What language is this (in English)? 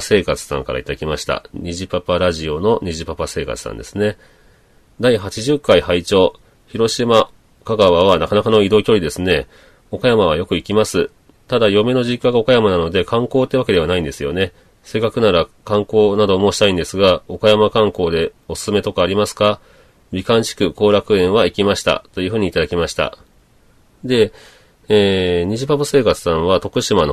Japanese